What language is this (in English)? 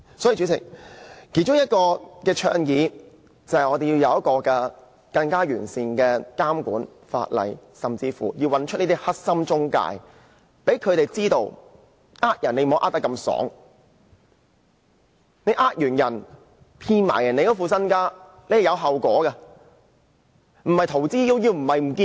Cantonese